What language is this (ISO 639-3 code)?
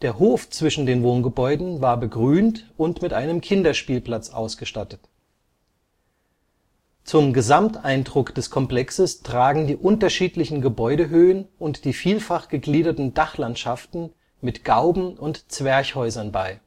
deu